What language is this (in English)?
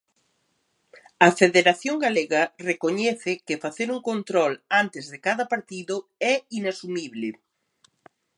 Galician